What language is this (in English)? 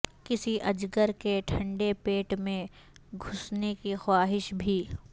Urdu